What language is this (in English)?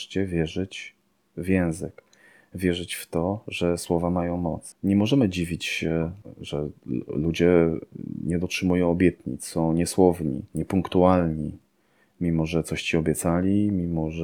Polish